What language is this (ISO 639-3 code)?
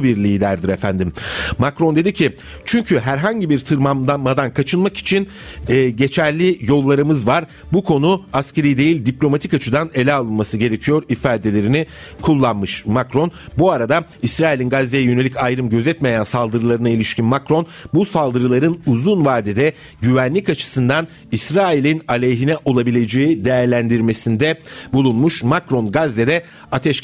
tur